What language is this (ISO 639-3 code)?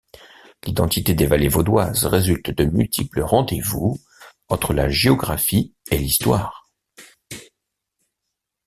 fra